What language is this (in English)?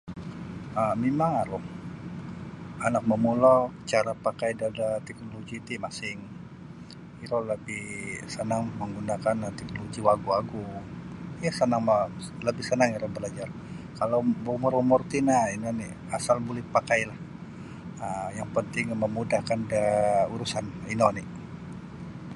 Sabah Bisaya